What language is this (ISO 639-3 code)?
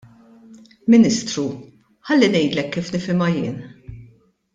mlt